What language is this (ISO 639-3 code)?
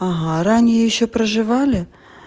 rus